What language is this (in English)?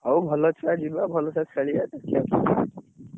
Odia